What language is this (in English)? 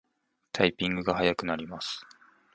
Japanese